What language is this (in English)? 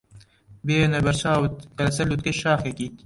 Central Kurdish